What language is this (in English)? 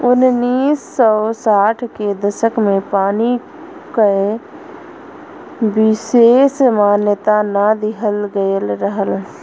Bhojpuri